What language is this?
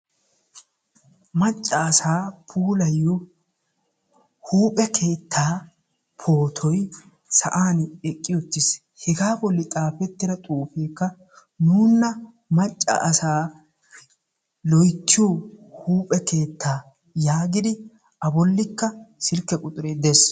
Wolaytta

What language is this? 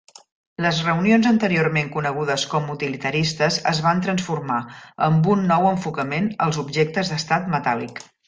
Catalan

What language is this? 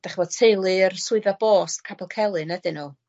Welsh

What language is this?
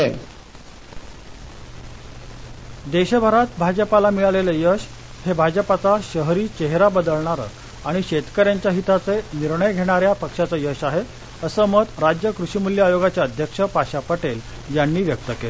Marathi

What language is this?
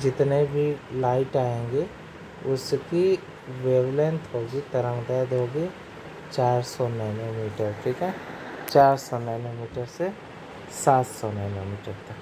Hindi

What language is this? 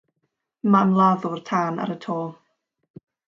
Welsh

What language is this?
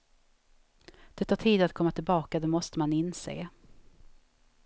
Swedish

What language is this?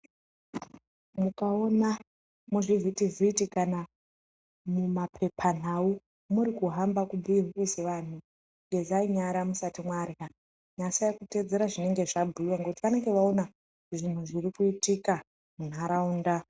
Ndau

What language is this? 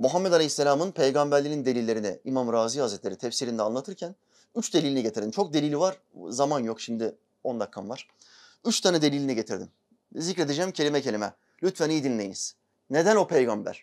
Turkish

